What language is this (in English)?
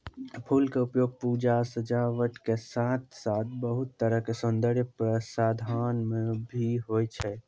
Maithili